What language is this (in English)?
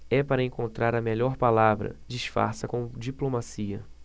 Portuguese